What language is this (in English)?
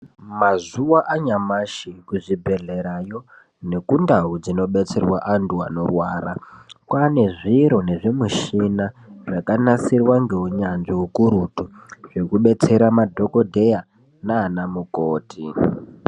Ndau